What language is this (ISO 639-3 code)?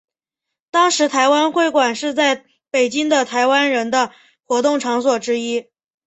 zho